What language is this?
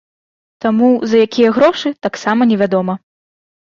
Belarusian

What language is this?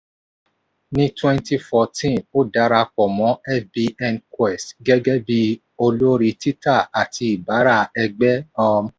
Yoruba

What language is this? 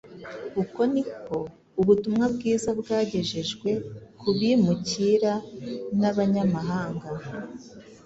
Kinyarwanda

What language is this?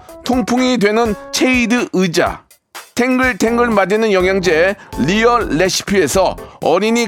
Korean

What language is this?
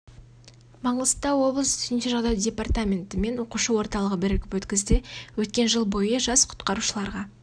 Kazakh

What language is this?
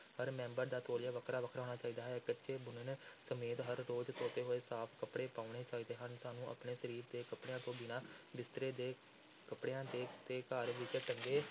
Punjabi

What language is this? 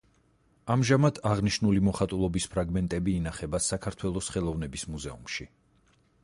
Georgian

